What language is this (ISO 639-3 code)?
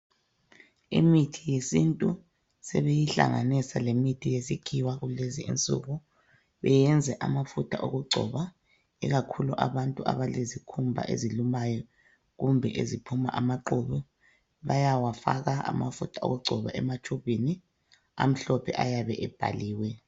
nde